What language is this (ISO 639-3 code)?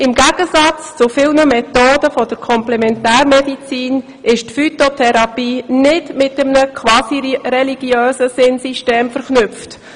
gsw